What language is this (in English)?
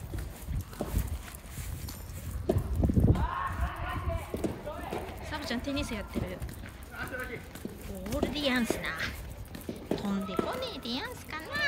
Japanese